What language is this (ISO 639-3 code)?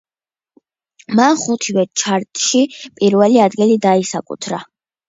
kat